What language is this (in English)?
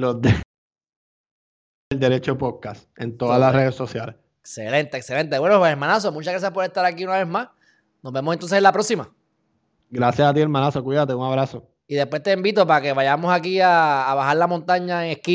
Spanish